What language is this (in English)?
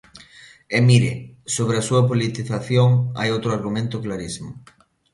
Galician